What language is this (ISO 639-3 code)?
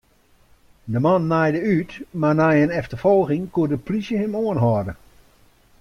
fry